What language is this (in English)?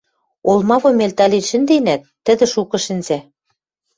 Western Mari